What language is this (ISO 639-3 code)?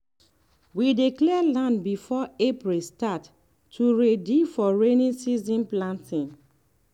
pcm